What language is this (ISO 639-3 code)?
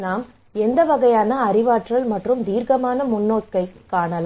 tam